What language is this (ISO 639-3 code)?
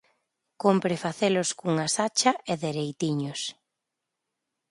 glg